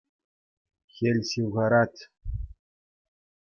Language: Chuvash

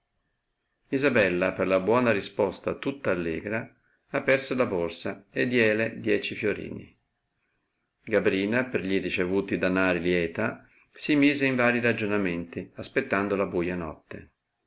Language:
Italian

